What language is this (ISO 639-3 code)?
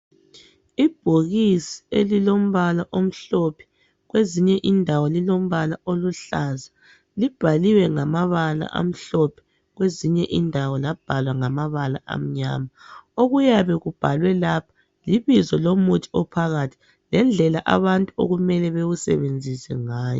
nde